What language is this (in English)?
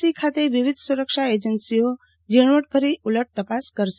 Gujarati